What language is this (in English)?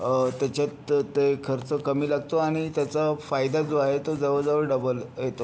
Marathi